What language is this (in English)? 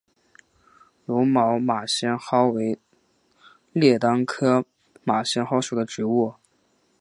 Chinese